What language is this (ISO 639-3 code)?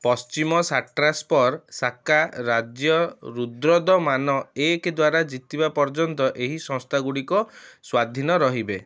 ori